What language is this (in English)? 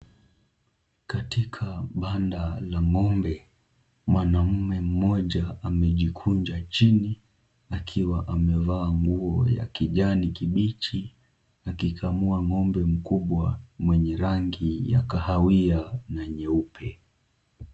Swahili